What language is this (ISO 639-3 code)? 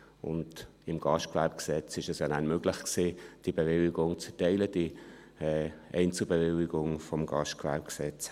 gsw